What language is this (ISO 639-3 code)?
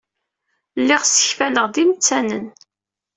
kab